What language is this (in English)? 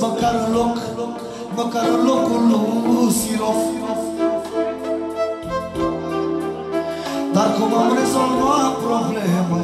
Romanian